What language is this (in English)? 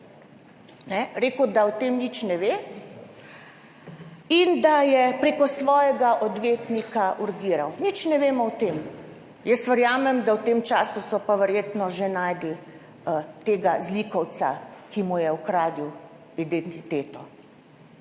Slovenian